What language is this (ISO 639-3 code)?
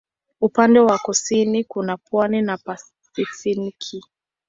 swa